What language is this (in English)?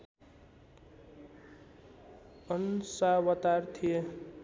Nepali